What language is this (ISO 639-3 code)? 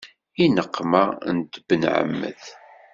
kab